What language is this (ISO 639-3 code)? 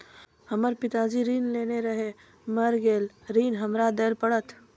mai